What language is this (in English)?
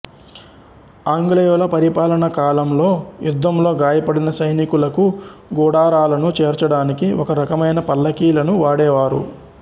Telugu